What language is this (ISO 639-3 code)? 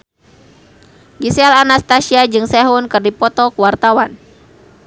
sun